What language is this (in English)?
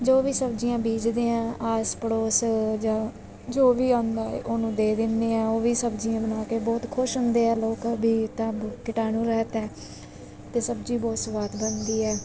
Punjabi